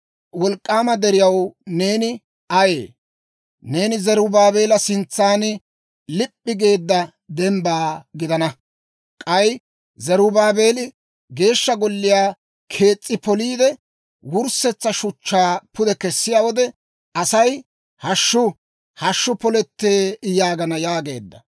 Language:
Dawro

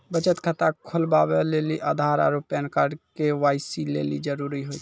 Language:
Maithili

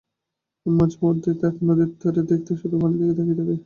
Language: Bangla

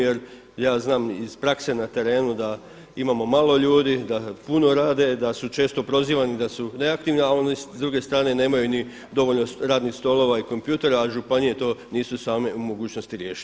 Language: Croatian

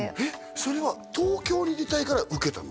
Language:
Japanese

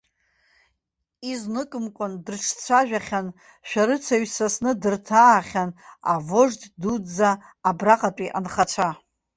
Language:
Abkhazian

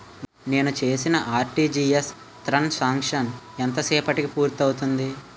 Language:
Telugu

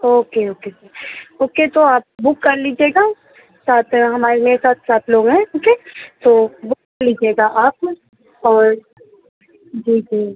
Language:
Urdu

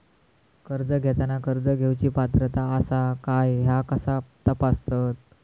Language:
Marathi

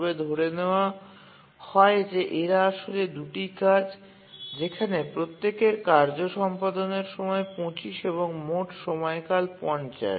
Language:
Bangla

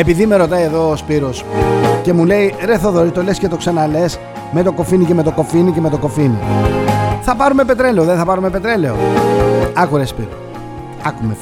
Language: Greek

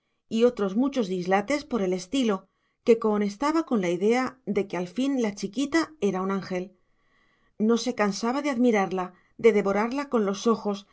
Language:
Spanish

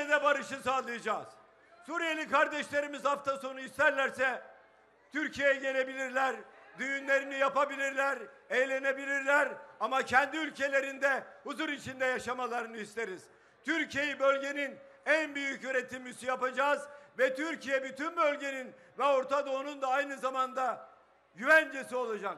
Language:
Turkish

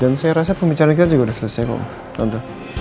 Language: Indonesian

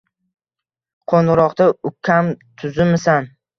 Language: Uzbek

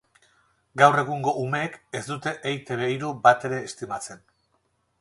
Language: Basque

